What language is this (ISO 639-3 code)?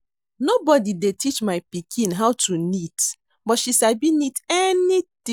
pcm